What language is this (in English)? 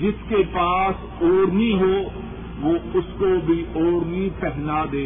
Urdu